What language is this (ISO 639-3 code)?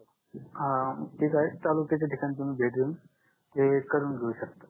mar